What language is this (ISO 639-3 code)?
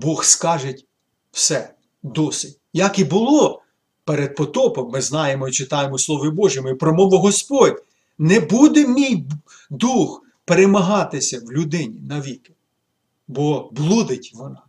ukr